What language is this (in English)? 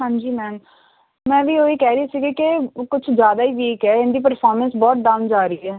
Punjabi